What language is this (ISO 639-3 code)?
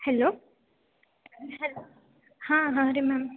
kan